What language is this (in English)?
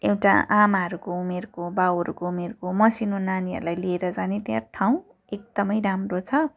Nepali